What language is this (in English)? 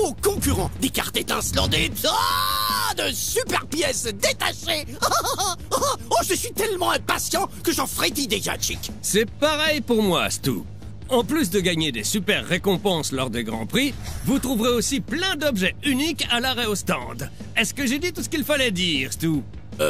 French